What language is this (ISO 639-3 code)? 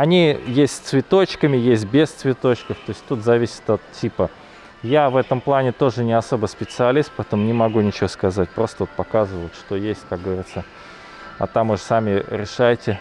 rus